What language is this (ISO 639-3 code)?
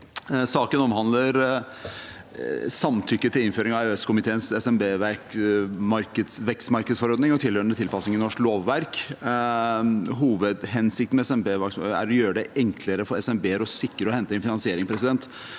nor